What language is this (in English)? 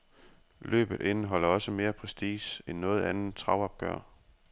Danish